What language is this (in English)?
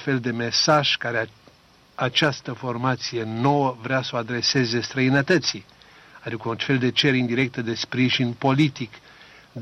Romanian